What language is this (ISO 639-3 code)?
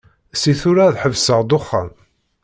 kab